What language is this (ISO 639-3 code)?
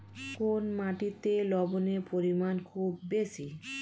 ben